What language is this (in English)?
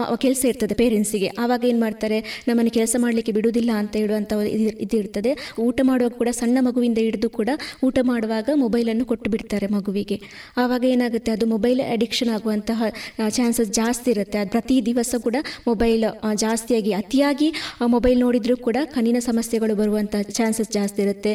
Kannada